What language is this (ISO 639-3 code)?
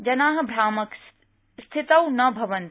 san